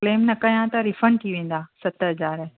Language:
Sindhi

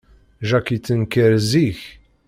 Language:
Kabyle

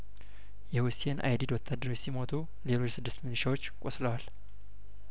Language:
Amharic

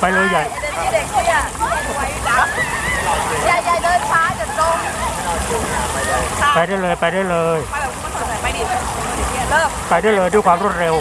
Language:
Thai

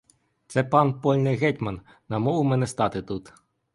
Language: Ukrainian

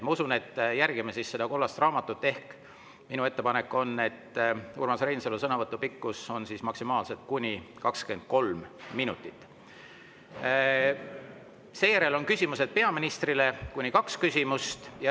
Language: Estonian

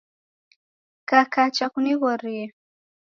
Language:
Taita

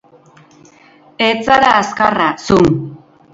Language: Basque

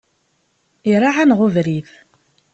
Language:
Kabyle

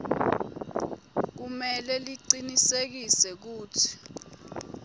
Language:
Swati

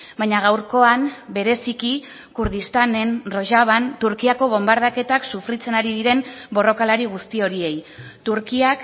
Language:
Basque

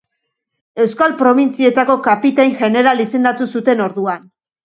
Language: Basque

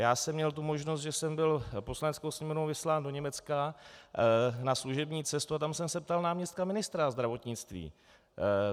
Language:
Czech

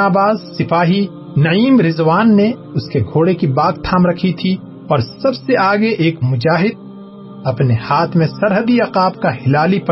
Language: Urdu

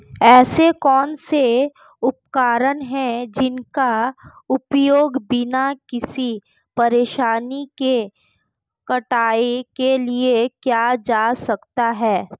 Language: Hindi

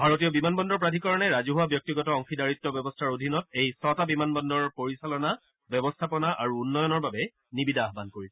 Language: Assamese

